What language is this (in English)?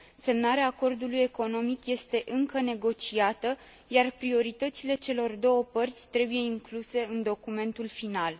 Romanian